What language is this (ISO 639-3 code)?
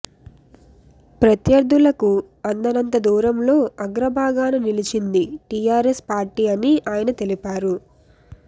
tel